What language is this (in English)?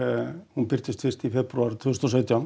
Icelandic